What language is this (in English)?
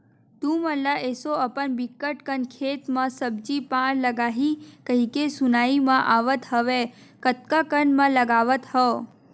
Chhattisgarhi